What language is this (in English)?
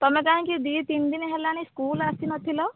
Odia